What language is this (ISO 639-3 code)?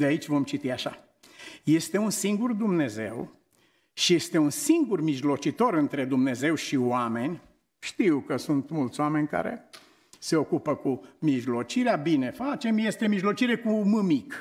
ron